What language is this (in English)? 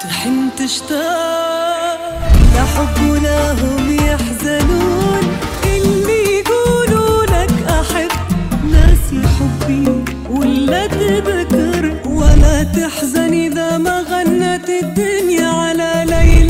Arabic